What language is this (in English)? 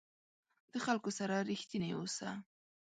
Pashto